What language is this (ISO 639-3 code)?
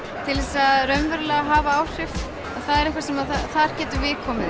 isl